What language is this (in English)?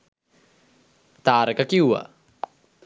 Sinhala